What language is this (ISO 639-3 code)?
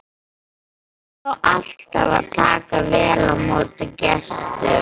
isl